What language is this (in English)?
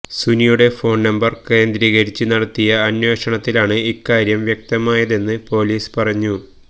Malayalam